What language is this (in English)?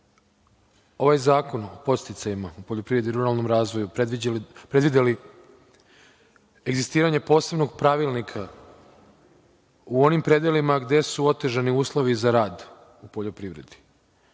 Serbian